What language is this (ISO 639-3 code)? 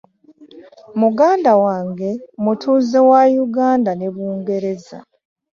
lug